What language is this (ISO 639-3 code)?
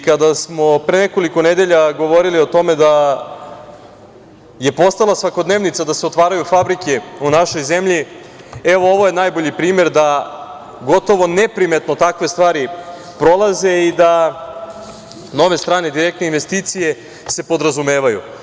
srp